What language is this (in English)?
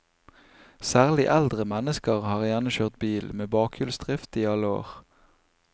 Norwegian